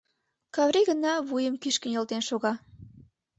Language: Mari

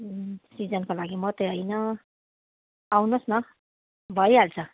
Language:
Nepali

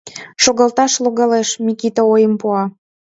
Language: Mari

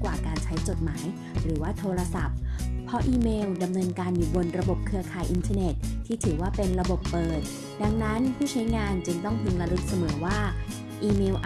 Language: Thai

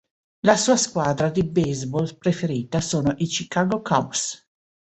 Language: Italian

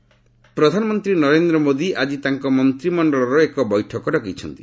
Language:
Odia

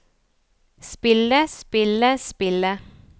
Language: Norwegian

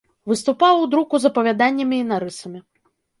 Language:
Belarusian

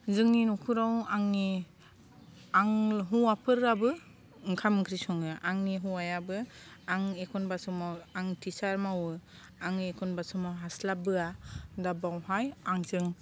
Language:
Bodo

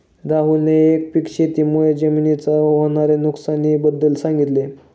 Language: Marathi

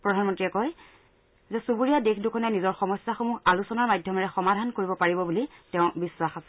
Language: Assamese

